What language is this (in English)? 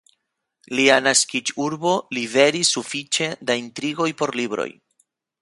Esperanto